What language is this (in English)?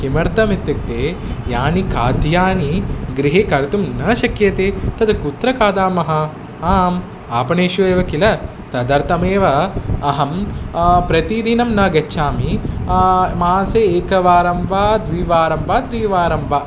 Sanskrit